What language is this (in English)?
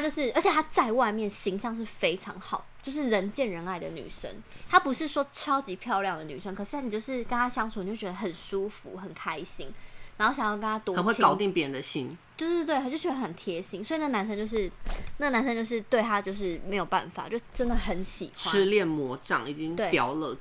Chinese